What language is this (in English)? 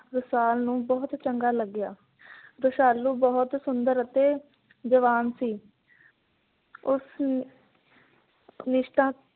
Punjabi